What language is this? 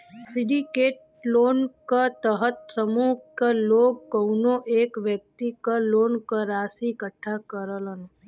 Bhojpuri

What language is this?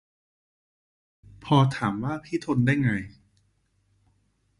Thai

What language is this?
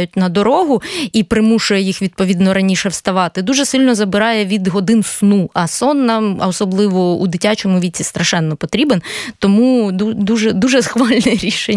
Ukrainian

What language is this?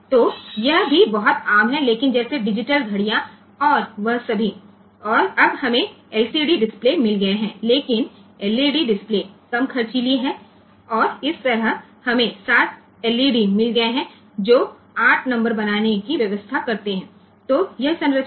Gujarati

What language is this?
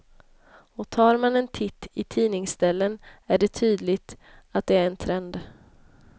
Swedish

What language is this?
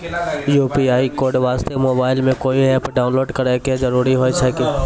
Maithili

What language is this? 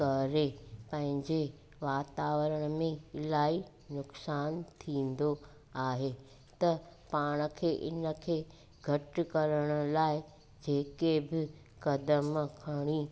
Sindhi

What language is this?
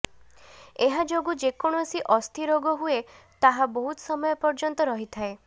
Odia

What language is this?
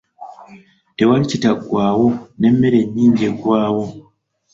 Ganda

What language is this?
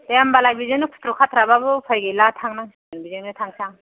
Bodo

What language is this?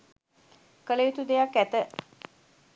Sinhala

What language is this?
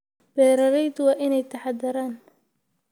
Somali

